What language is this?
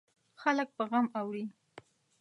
Pashto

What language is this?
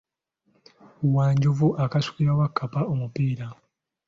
Ganda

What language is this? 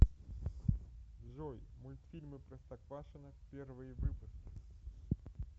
Russian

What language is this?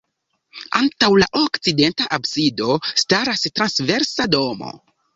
Esperanto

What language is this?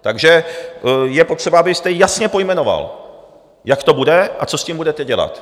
Czech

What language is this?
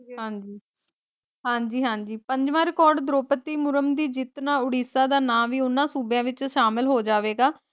Punjabi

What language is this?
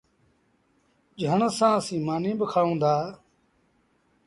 Sindhi Bhil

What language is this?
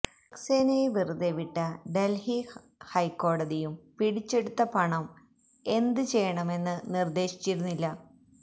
Malayalam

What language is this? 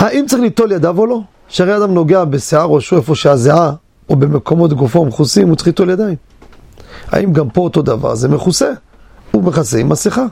Hebrew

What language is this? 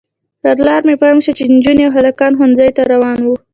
Pashto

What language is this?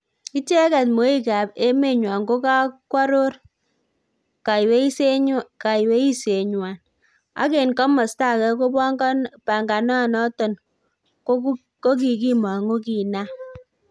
Kalenjin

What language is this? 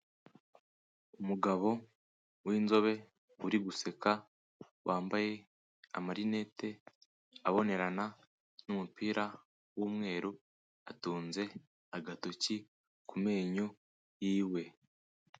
Kinyarwanda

